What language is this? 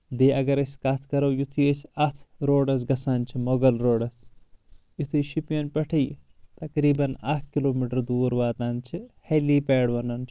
Kashmiri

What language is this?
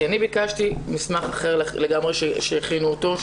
Hebrew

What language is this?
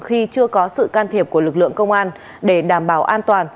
Vietnamese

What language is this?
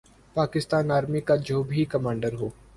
Urdu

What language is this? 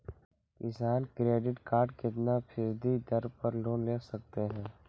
Magahi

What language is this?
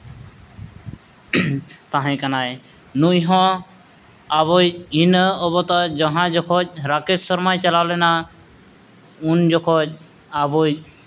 Santali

